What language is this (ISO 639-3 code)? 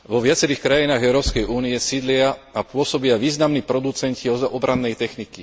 slk